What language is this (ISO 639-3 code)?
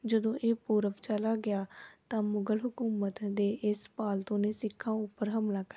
pan